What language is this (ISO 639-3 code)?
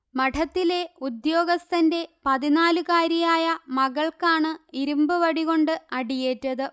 mal